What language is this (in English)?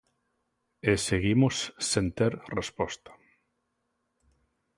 Galician